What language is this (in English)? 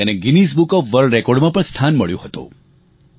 Gujarati